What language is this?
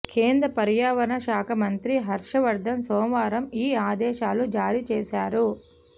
Telugu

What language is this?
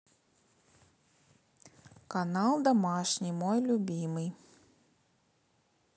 Russian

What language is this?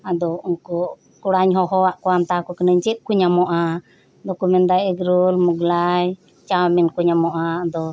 Santali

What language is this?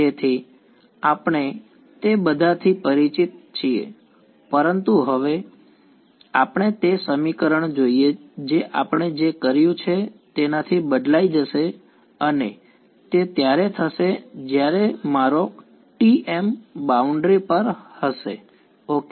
Gujarati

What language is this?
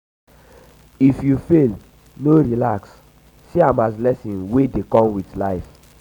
Nigerian Pidgin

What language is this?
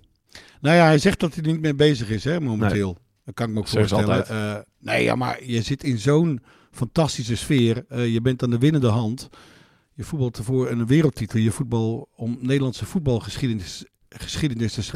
Dutch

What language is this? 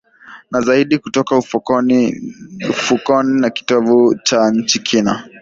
Swahili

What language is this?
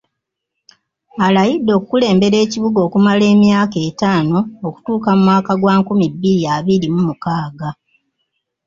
Ganda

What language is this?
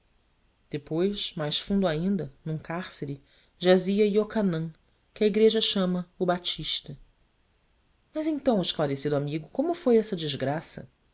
Portuguese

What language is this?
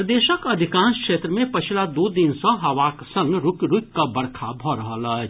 Maithili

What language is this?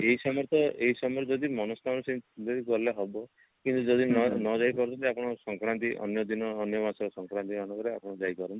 Odia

